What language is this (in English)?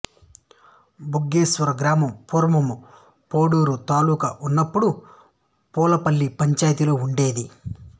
Telugu